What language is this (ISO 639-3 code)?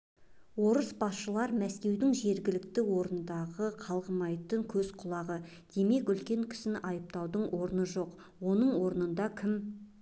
kaz